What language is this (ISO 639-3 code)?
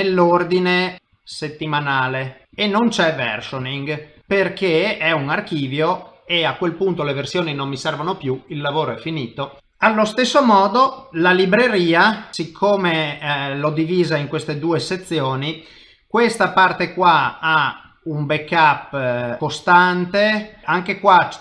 ita